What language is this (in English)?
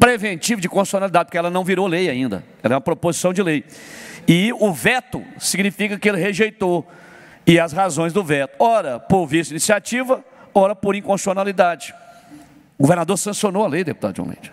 Portuguese